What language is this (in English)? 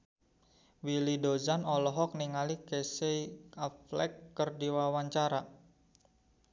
Sundanese